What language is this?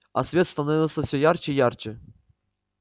Russian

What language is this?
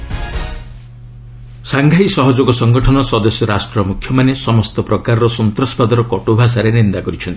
Odia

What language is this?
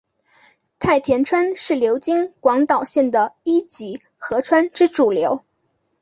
Chinese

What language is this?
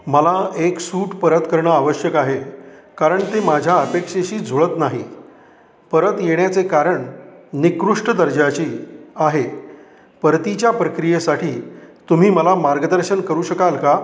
Marathi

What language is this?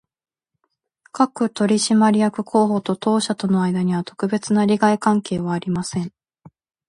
Japanese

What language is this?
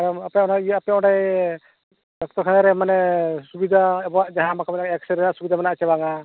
Santali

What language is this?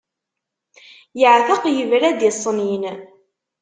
Kabyle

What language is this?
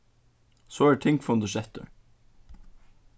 Faroese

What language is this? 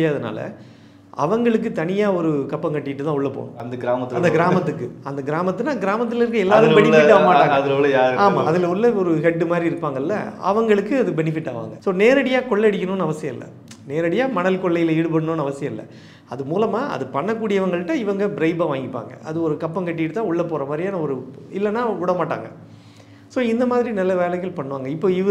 Romanian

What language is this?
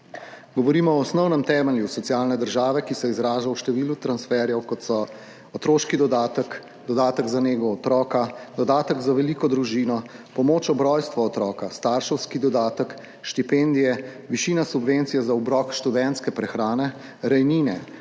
Slovenian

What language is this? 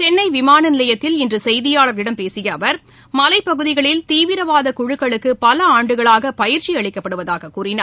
Tamil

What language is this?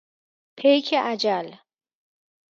Persian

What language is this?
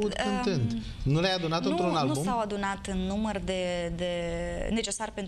Romanian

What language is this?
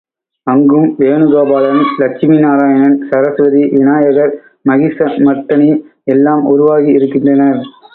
Tamil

